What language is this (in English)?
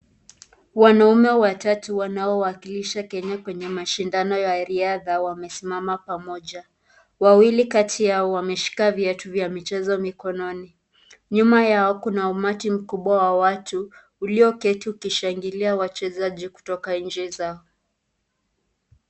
Swahili